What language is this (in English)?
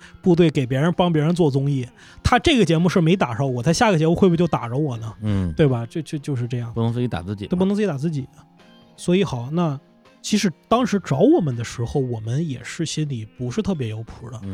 Chinese